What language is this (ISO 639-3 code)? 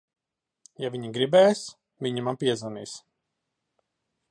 lav